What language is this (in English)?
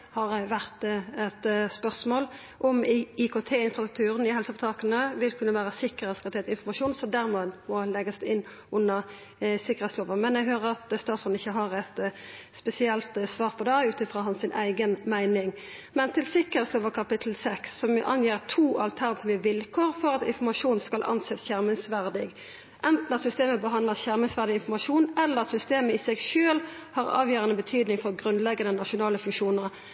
Norwegian Nynorsk